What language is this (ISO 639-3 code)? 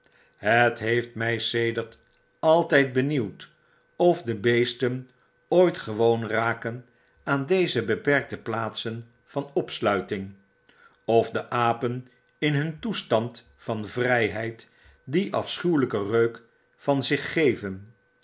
nld